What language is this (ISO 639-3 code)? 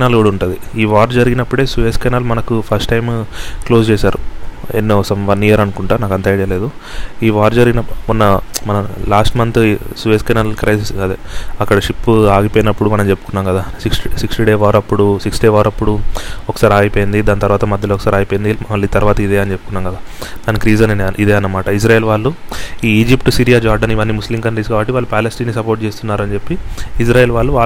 tel